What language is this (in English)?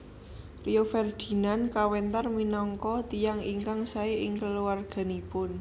Javanese